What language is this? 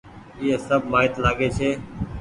Goaria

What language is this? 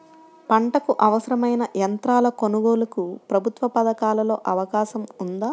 Telugu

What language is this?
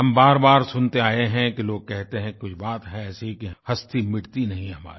Hindi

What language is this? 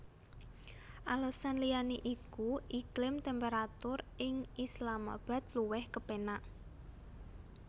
Javanese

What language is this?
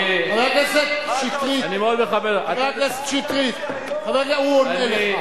Hebrew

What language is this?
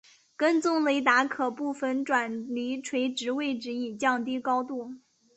Chinese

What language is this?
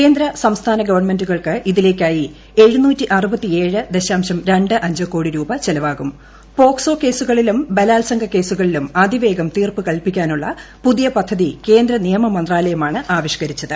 Malayalam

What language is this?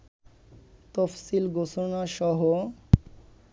Bangla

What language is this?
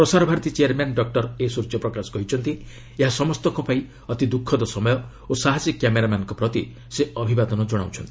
Odia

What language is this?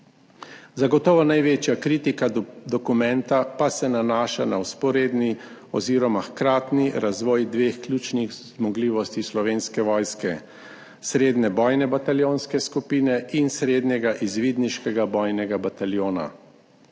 Slovenian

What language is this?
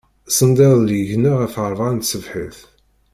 Kabyle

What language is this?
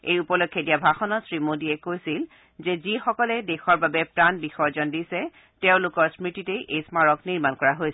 Assamese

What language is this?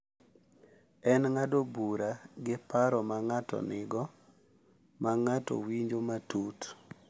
Luo (Kenya and Tanzania)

